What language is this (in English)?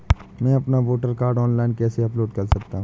Hindi